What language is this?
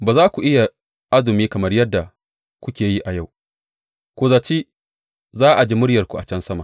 Hausa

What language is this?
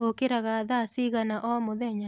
Kikuyu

